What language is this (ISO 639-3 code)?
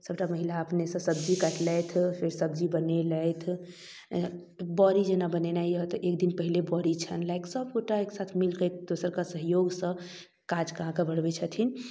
mai